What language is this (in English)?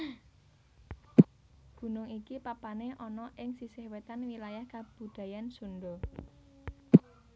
Javanese